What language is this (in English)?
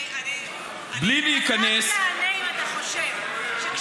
Hebrew